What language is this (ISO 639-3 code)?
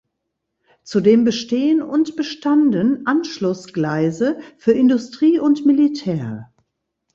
deu